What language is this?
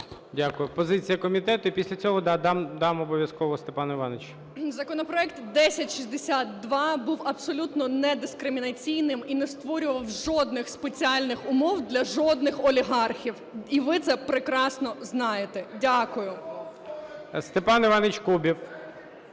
Ukrainian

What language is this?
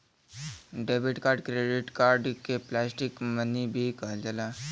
Bhojpuri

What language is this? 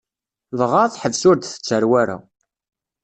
Kabyle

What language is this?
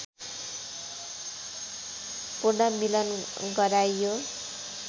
Nepali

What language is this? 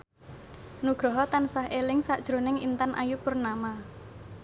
Javanese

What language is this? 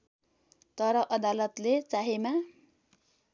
Nepali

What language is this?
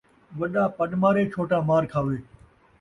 Saraiki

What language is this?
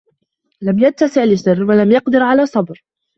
Arabic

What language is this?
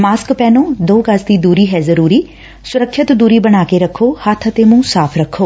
Punjabi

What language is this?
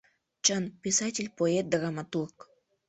Mari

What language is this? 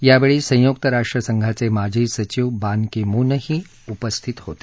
Marathi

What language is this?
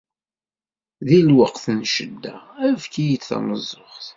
Kabyle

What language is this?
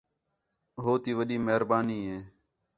Khetrani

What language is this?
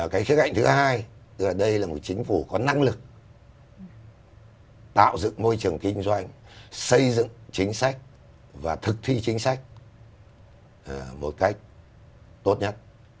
Vietnamese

